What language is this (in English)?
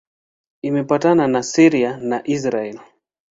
Swahili